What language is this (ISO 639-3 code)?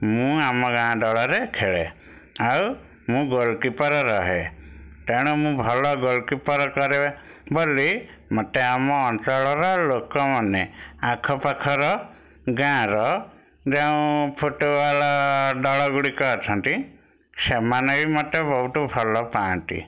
ori